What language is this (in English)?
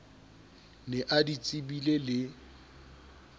Southern Sotho